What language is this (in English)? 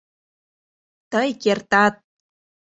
Mari